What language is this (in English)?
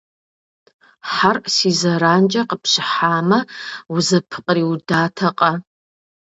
Kabardian